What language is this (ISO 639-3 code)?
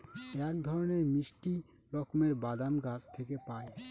ben